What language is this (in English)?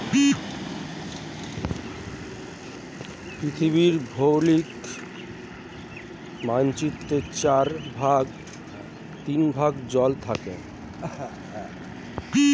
Bangla